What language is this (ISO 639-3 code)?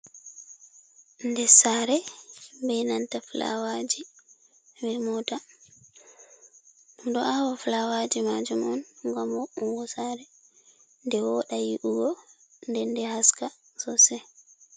ful